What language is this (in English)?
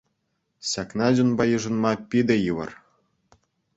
Chuvash